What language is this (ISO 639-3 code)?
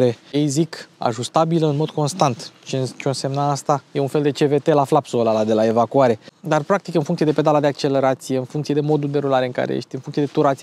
ron